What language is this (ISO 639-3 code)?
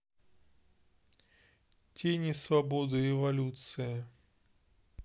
rus